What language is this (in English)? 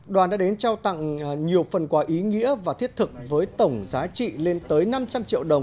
Vietnamese